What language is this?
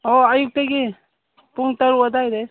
Manipuri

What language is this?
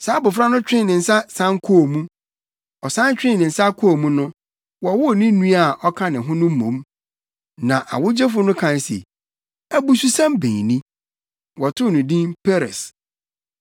Akan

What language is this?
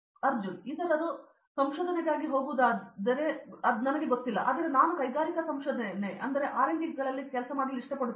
Kannada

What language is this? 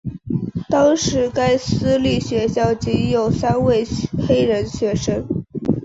Chinese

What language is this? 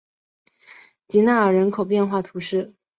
Chinese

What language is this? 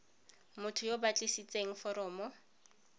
Tswana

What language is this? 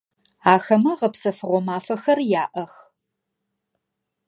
Adyghe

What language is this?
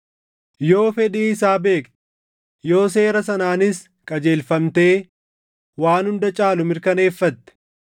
Oromo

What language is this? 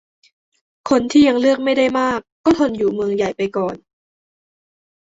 Thai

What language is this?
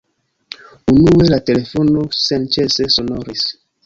Esperanto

